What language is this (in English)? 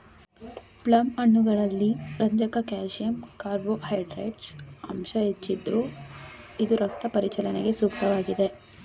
Kannada